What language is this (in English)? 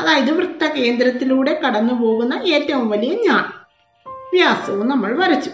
Malayalam